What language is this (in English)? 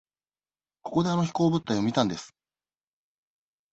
Japanese